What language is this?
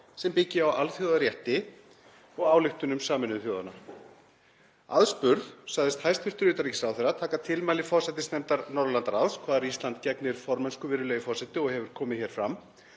Icelandic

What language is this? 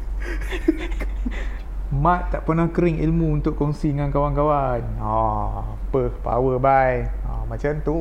Malay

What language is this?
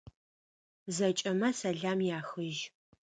Adyghe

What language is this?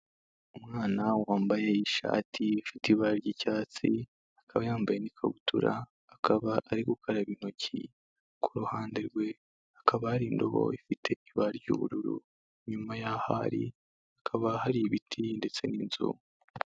Kinyarwanda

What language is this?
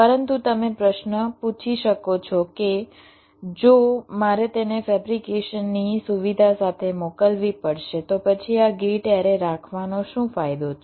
Gujarati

